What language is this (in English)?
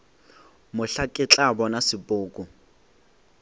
Northern Sotho